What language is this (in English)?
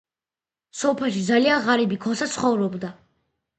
Georgian